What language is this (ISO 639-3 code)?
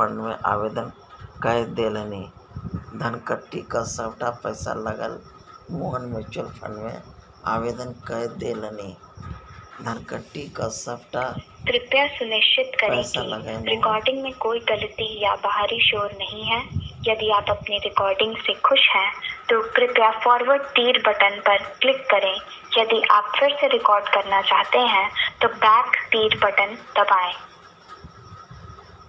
mai